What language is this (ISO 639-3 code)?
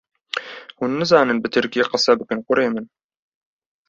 kur